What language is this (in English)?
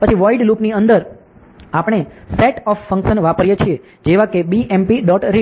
Gujarati